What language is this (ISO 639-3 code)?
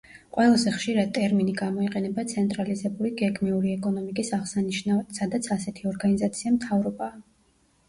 kat